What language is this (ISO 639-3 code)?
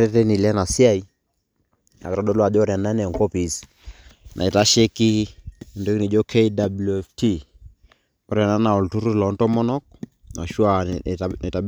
mas